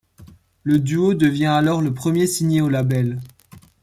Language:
French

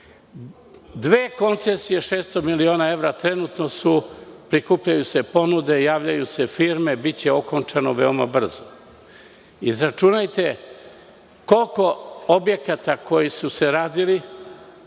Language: Serbian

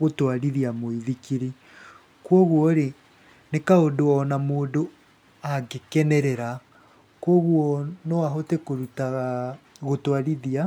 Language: Kikuyu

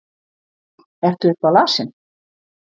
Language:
Icelandic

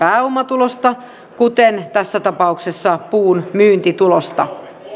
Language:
Finnish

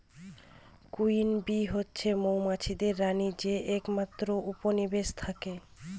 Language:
Bangla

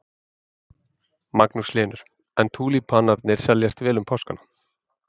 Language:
Icelandic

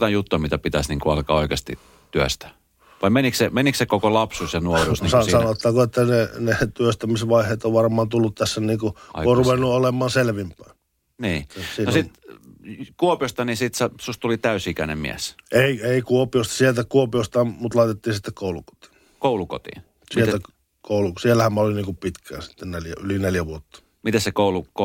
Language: Finnish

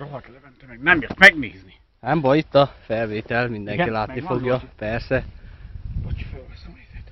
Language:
Hungarian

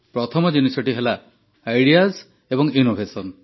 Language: Odia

